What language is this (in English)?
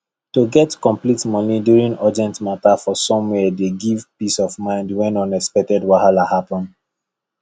Nigerian Pidgin